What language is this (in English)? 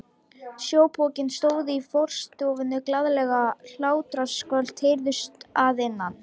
Icelandic